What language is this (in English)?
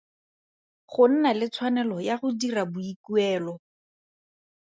Tswana